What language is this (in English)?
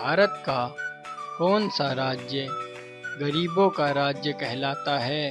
Hindi